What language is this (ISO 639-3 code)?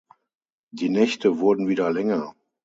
deu